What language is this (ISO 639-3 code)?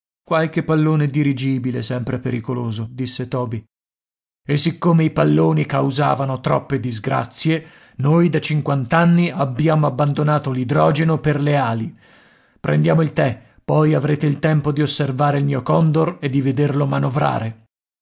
ita